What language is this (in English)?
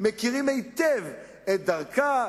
Hebrew